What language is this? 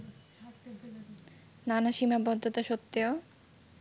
Bangla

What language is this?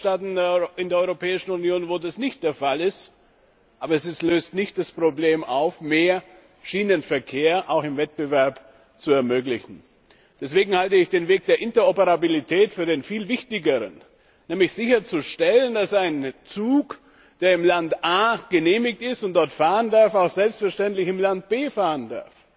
German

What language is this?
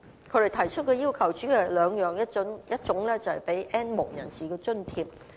Cantonese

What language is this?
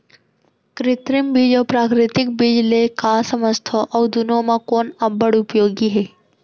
Chhattisgarhi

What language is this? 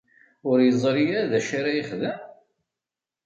Kabyle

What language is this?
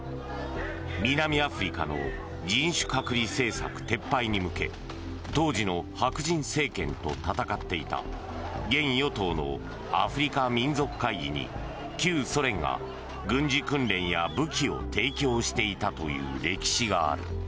Japanese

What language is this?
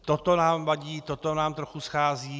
Czech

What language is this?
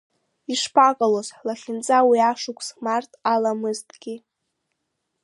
Abkhazian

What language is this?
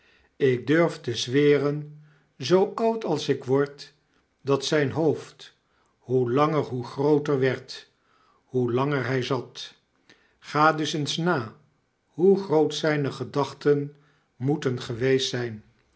Dutch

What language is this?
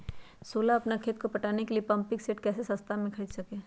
Magahi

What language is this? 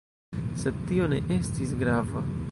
Esperanto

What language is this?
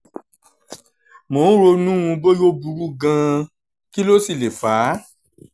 Yoruba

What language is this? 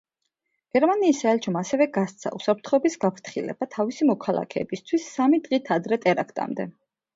Georgian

